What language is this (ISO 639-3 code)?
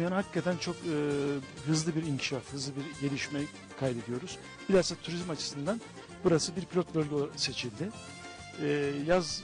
tur